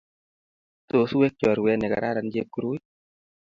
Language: Kalenjin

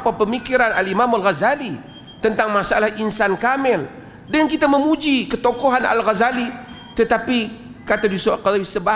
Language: Malay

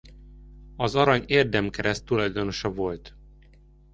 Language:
Hungarian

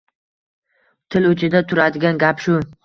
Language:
Uzbek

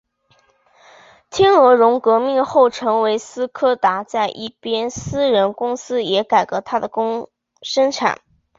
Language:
Chinese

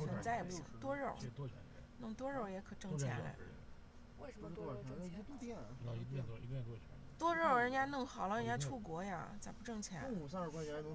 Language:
Chinese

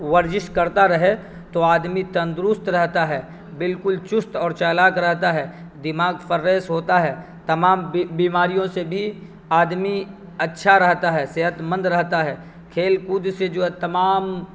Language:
Urdu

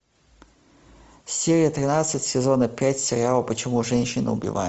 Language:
Russian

